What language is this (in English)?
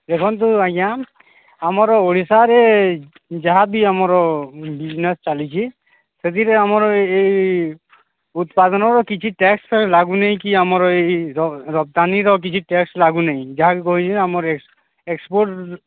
Odia